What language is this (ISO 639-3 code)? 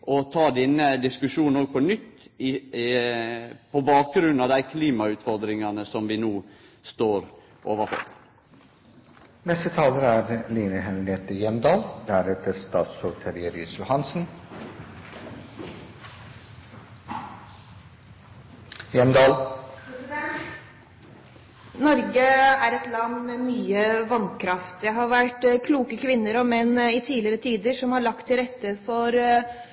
nor